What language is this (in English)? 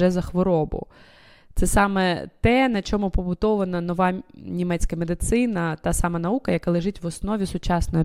Ukrainian